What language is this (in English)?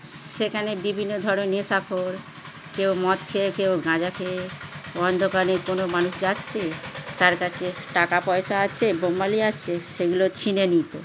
Bangla